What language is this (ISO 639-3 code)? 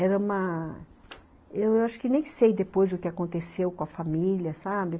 por